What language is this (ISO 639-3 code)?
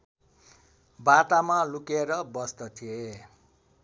nep